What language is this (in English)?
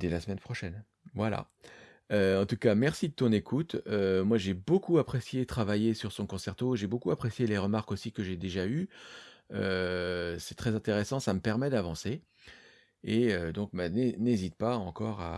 French